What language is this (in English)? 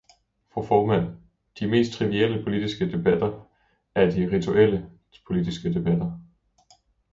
Danish